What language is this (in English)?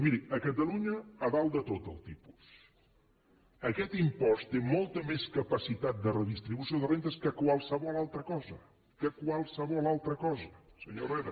Catalan